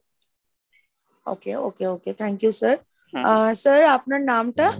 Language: Bangla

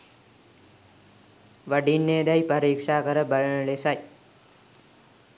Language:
Sinhala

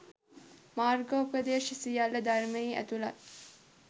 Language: Sinhala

